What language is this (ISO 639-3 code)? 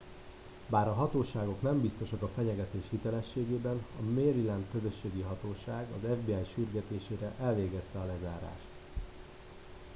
hun